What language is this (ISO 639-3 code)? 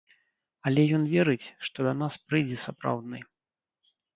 bel